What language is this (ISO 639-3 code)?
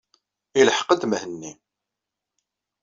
kab